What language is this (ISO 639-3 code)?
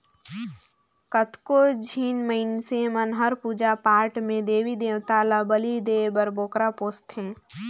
hne